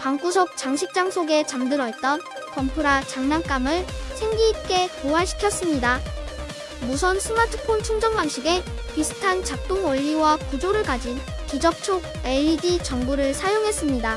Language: Korean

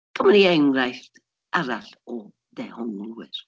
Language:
Welsh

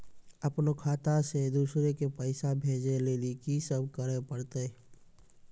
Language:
Maithili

